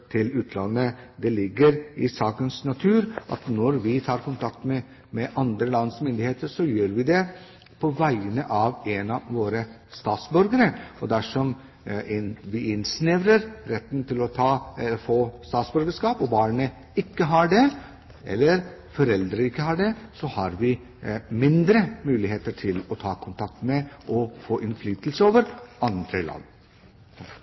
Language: Norwegian Bokmål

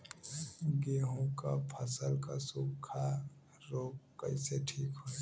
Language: Bhojpuri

